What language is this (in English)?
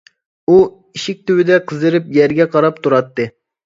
Uyghur